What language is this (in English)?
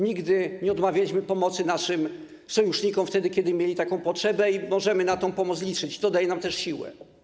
Polish